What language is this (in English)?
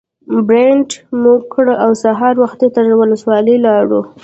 Pashto